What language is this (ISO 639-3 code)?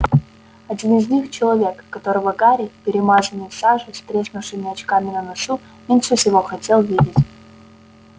rus